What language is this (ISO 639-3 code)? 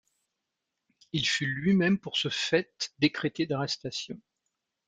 fra